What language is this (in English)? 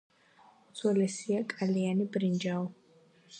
Georgian